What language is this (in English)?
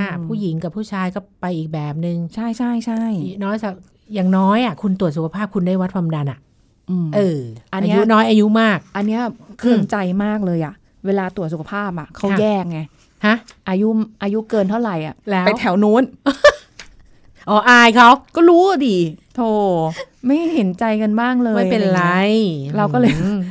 Thai